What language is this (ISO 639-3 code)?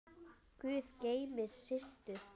isl